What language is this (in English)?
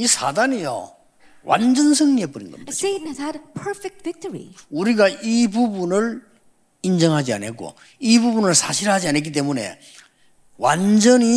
Korean